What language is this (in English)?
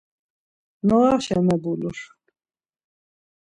Laz